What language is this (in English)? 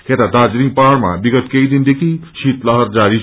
Nepali